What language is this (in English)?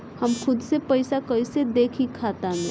Bhojpuri